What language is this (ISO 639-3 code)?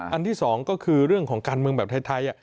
tha